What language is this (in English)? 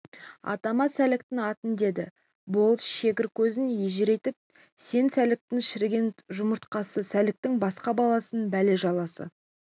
Kazakh